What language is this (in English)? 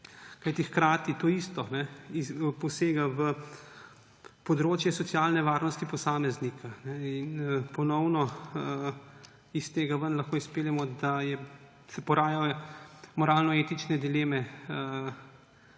Slovenian